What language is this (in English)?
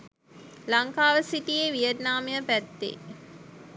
Sinhala